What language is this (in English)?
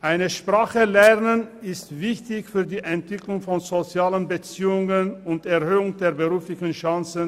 Swiss German